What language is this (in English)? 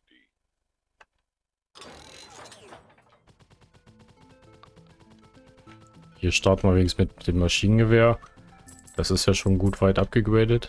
German